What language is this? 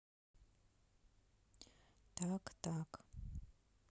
Russian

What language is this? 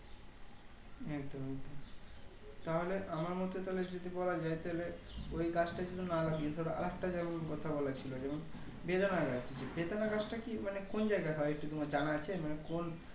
Bangla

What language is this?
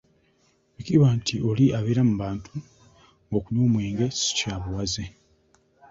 Ganda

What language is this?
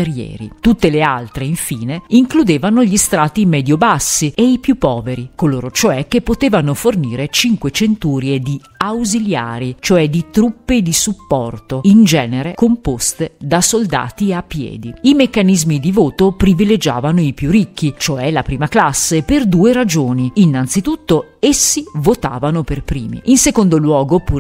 Italian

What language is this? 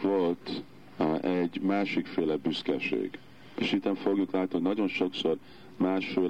Hungarian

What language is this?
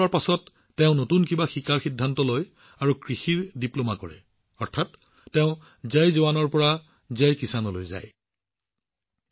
Assamese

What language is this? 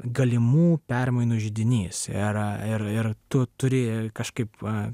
Lithuanian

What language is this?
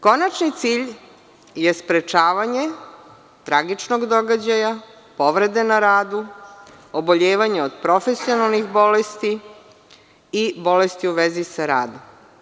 Serbian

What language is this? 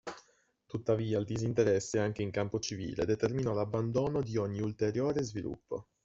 Italian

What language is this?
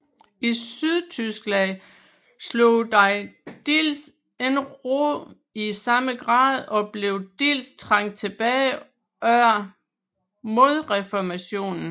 Danish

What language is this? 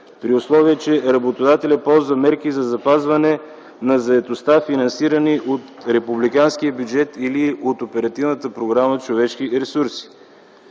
Bulgarian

